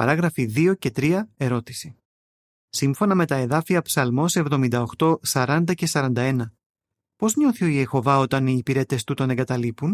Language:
Greek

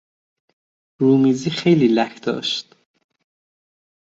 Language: Persian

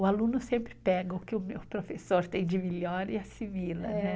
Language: Portuguese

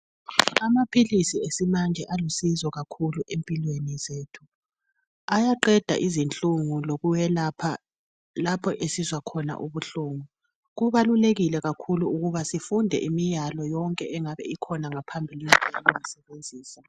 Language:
North Ndebele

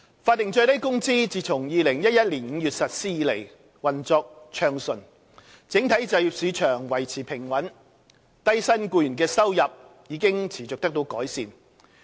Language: Cantonese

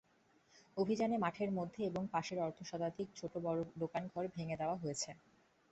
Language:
Bangla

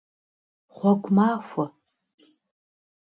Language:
Kabardian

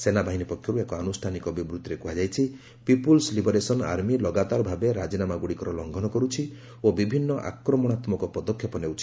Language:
Odia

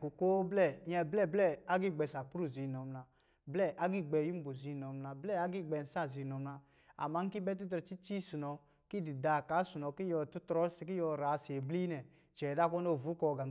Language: Lijili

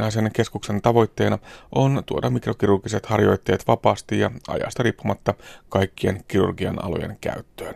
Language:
Finnish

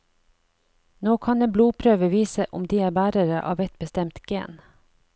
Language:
Norwegian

